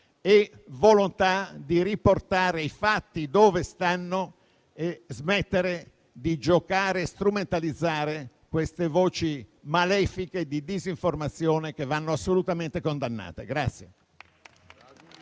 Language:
Italian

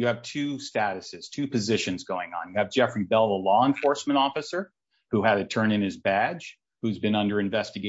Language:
English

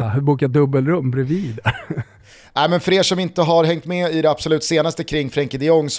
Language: Swedish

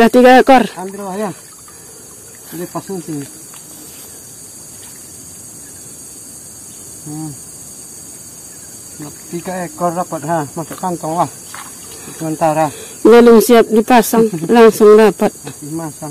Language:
Indonesian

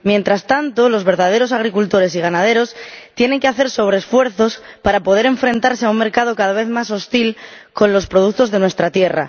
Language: Spanish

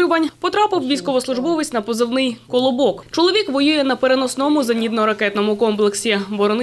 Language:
Ukrainian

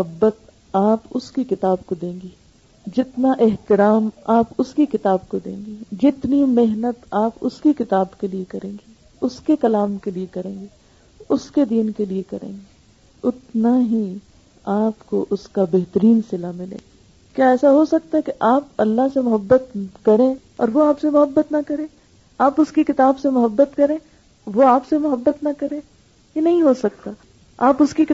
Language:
Urdu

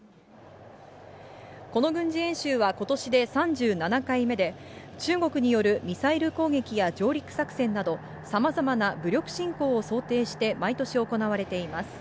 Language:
Japanese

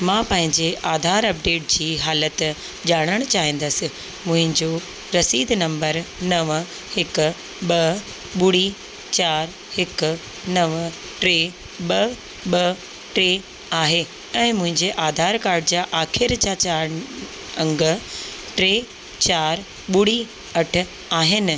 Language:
Sindhi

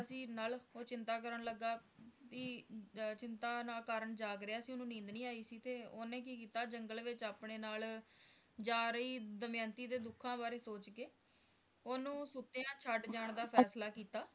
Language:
Punjabi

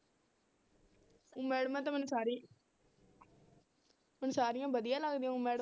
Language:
Punjabi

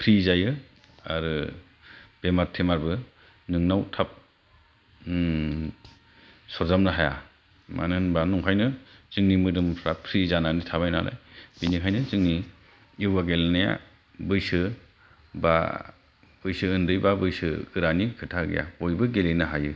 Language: Bodo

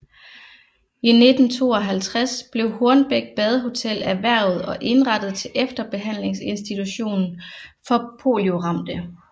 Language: Danish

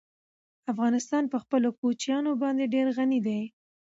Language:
Pashto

